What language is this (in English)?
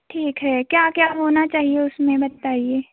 Hindi